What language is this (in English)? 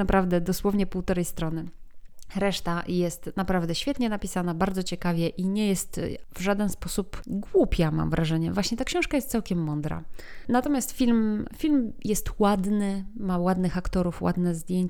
Polish